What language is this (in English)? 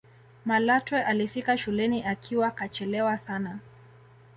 Swahili